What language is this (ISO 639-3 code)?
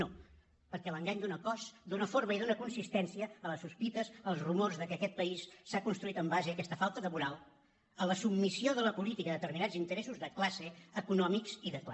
cat